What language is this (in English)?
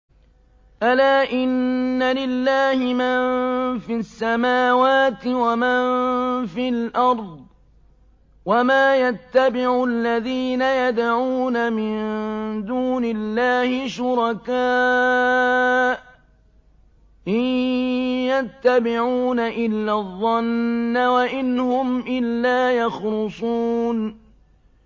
Arabic